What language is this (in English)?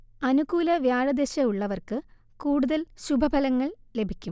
Malayalam